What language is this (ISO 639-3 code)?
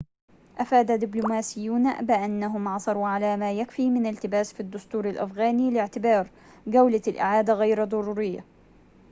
ara